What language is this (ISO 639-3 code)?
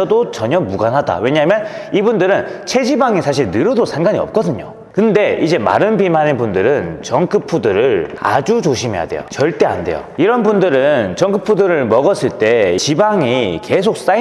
kor